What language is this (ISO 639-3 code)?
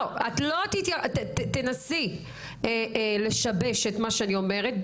heb